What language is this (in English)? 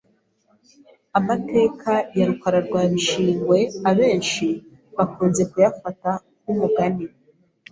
Kinyarwanda